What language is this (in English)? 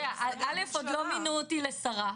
Hebrew